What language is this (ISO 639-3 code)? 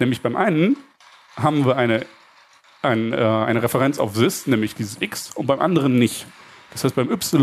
deu